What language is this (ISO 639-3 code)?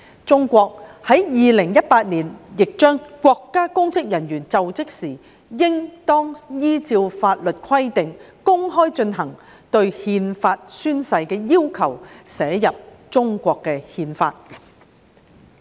yue